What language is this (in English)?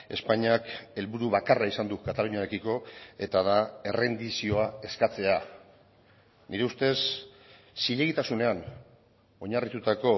Basque